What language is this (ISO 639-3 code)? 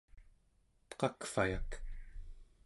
esu